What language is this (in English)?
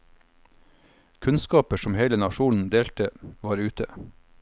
Norwegian